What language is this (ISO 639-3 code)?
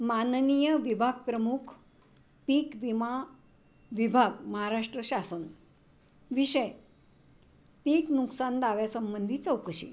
mar